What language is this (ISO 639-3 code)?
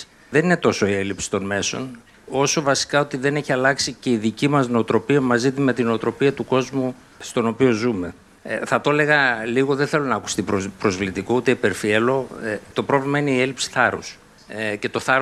ell